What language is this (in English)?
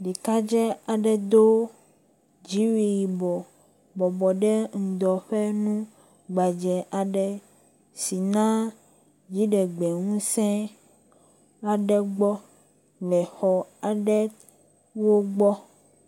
Ewe